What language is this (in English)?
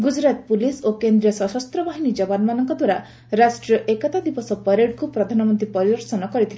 Odia